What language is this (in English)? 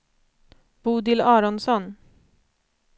Swedish